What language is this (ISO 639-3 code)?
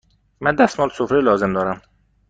fas